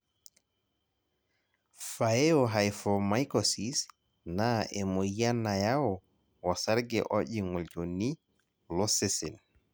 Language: Masai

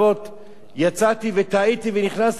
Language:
Hebrew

